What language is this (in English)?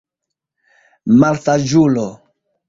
Esperanto